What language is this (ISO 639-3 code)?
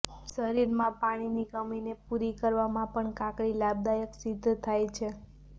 guj